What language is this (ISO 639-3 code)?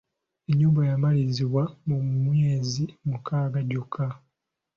lug